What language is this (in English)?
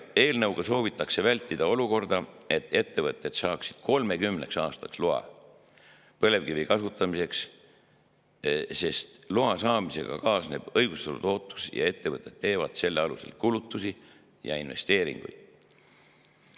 Estonian